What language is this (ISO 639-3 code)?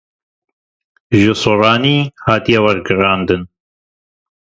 kur